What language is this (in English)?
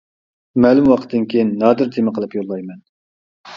Uyghur